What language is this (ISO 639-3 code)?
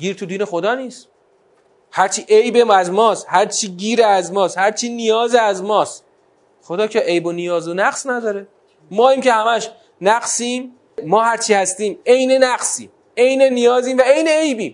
fas